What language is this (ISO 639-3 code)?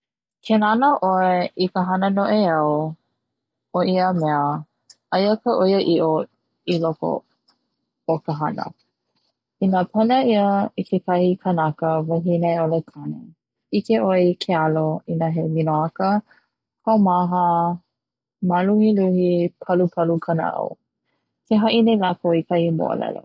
haw